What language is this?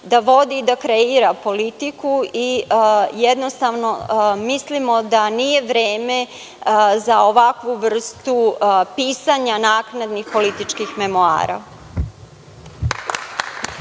Serbian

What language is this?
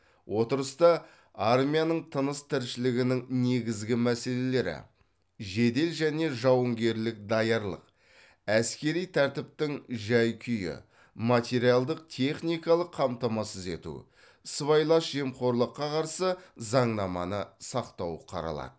Kazakh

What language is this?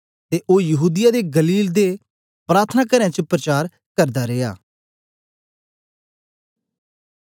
Dogri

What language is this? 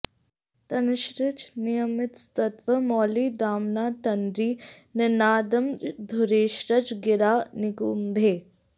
Sanskrit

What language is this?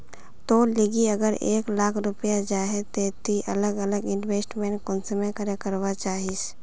Magahi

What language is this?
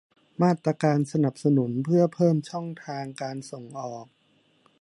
Thai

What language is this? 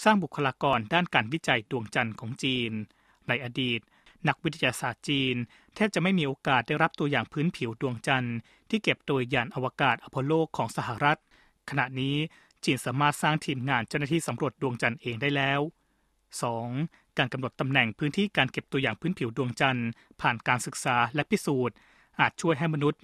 Thai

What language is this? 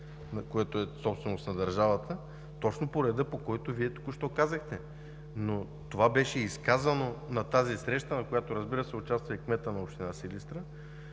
Bulgarian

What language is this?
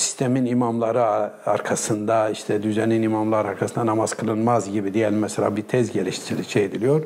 Turkish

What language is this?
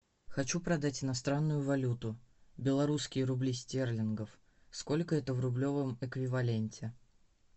Russian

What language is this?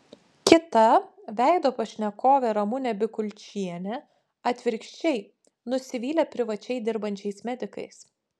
Lithuanian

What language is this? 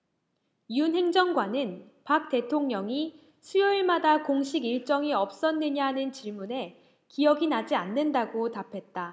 Korean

